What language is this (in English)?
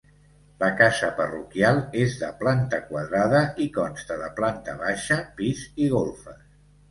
Catalan